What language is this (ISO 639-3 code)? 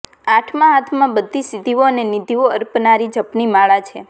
guj